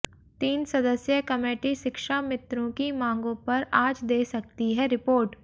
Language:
Hindi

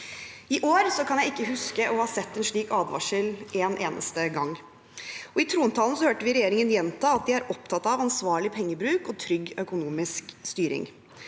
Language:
Norwegian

